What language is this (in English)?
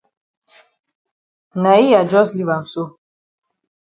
Cameroon Pidgin